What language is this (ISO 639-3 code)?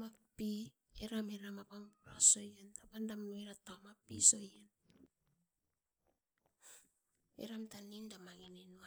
eiv